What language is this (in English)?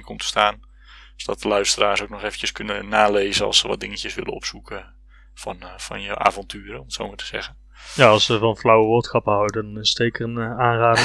Dutch